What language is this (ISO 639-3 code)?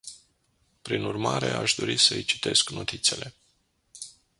ron